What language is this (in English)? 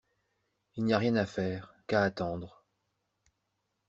French